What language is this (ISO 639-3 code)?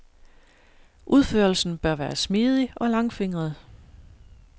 dan